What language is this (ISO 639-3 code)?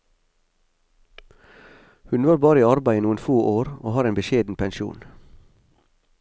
nor